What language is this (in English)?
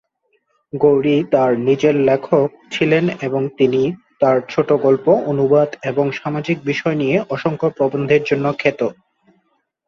Bangla